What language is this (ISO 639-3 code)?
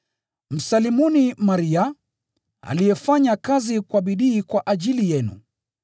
swa